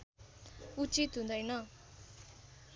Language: Nepali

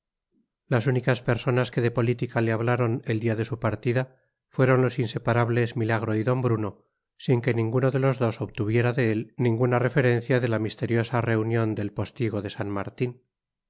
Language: Spanish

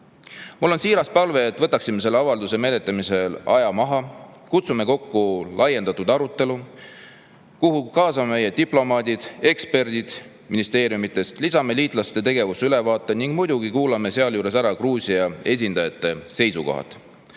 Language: Estonian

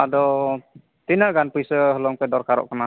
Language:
Santali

